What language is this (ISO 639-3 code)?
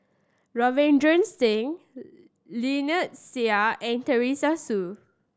eng